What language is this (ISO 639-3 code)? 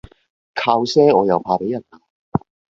yue